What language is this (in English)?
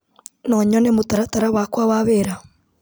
Kikuyu